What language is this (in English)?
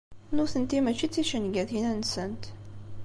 Kabyle